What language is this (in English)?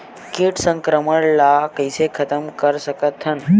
Chhattisgarhi